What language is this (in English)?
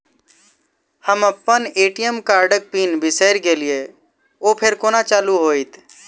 Maithili